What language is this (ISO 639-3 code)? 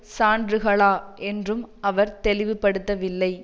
tam